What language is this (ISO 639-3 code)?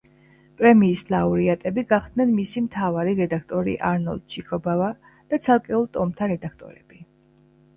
kat